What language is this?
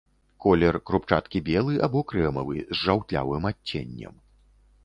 Belarusian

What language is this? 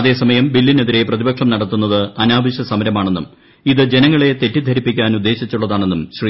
Malayalam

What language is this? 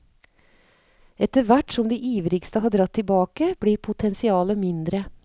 Norwegian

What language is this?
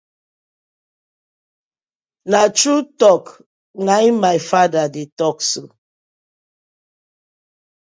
Nigerian Pidgin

